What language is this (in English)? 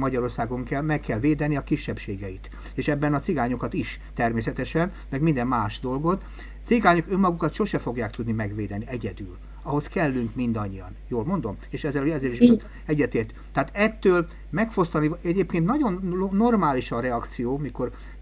Hungarian